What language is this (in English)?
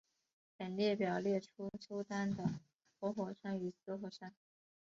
Chinese